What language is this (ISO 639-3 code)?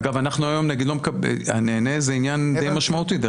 heb